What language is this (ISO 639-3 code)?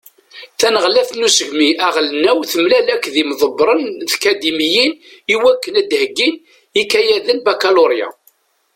kab